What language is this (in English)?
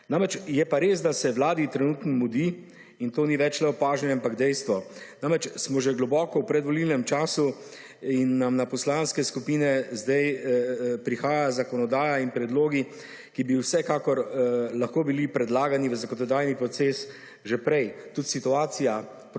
Slovenian